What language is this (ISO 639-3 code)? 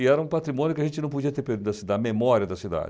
por